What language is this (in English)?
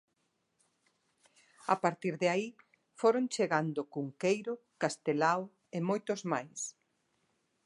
Galician